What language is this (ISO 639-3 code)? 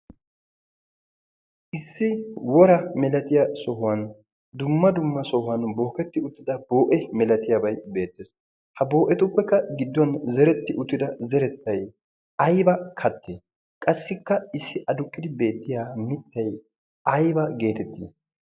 wal